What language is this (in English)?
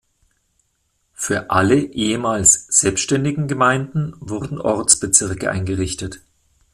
German